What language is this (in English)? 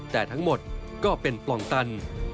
Thai